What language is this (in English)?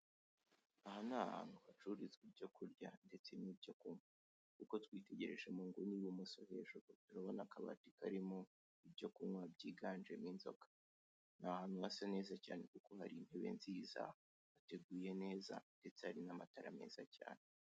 Kinyarwanda